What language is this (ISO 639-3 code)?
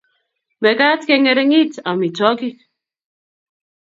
kln